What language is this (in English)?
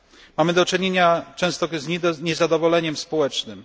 Polish